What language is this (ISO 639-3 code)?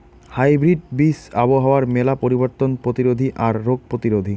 ben